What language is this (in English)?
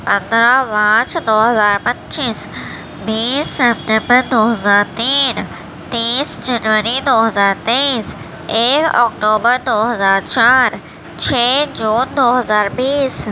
Urdu